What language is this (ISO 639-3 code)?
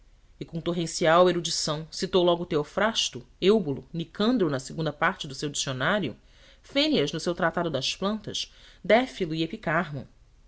por